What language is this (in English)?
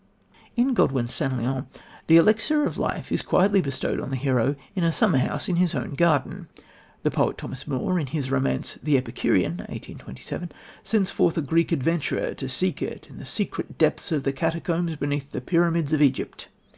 English